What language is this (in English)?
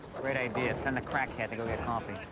English